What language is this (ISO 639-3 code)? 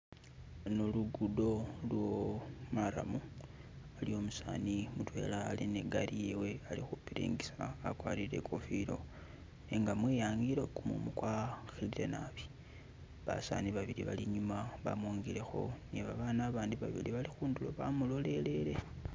myx